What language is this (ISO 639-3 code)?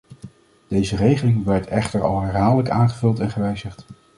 nld